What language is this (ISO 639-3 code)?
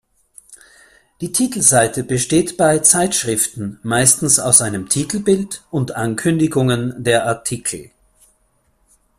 deu